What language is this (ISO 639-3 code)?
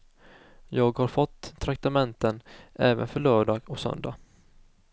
swe